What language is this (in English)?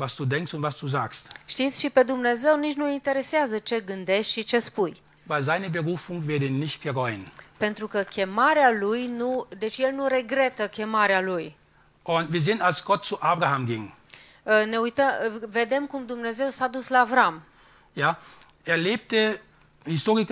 Romanian